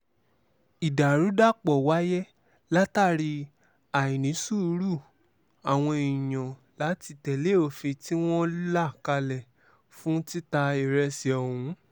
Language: Yoruba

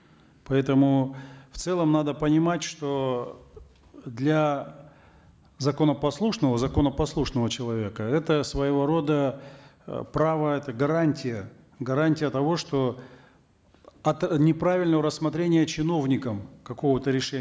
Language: Kazakh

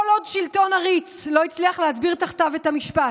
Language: Hebrew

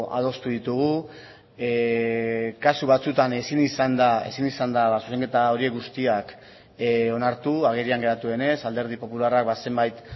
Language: Basque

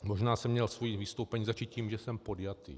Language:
Czech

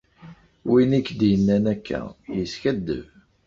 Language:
Kabyle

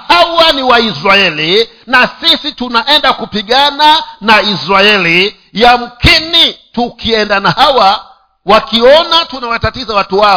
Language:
Swahili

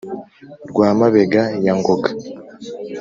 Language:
Kinyarwanda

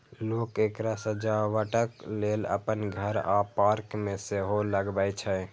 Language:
Maithili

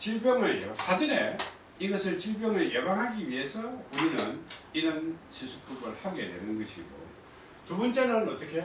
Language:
Korean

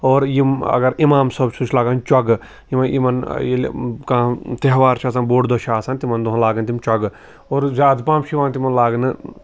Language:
Kashmiri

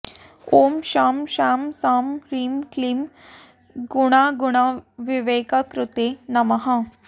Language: Sanskrit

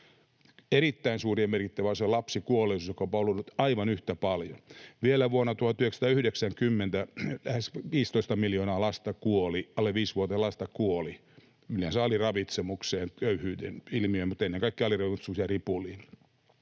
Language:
Finnish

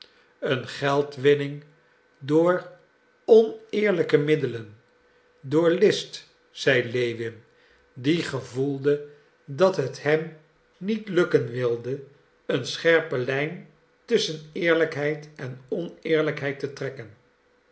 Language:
Dutch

